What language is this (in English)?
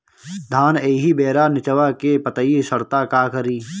Bhojpuri